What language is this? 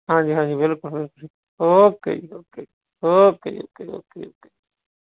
Punjabi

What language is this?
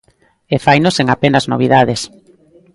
Galician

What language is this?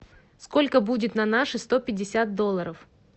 Russian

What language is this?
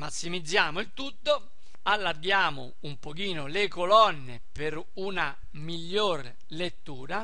Italian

